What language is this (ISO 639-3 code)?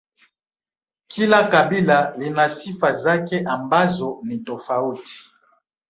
swa